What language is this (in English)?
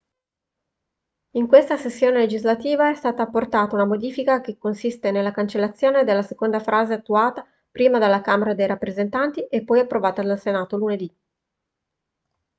Italian